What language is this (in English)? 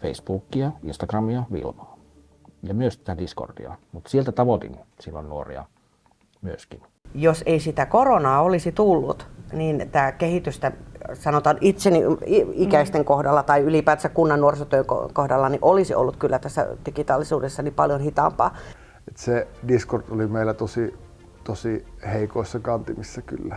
Finnish